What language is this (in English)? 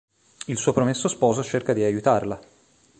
Italian